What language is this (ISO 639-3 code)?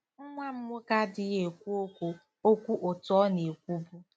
ibo